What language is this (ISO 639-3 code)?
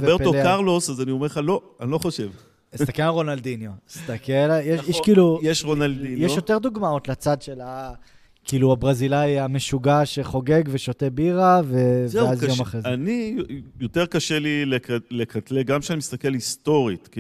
heb